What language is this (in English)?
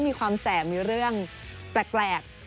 Thai